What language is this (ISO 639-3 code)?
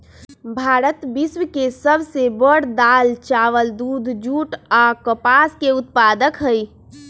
mag